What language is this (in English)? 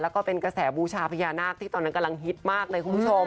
Thai